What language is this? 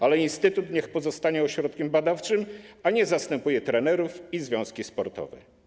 Polish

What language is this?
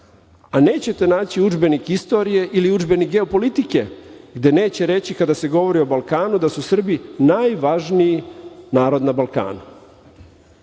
Serbian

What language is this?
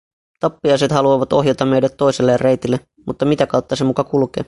Finnish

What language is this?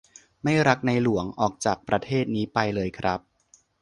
Thai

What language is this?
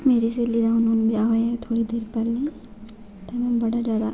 Dogri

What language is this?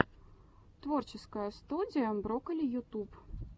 Russian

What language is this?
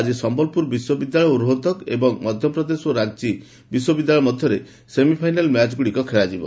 Odia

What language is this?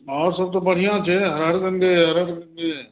Maithili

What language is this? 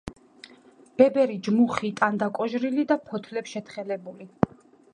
Georgian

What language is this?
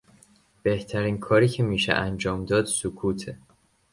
Persian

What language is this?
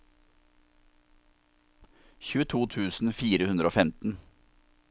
Norwegian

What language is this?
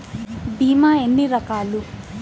Telugu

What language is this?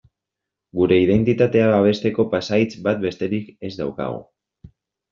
Basque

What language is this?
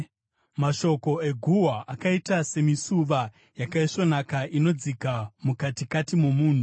Shona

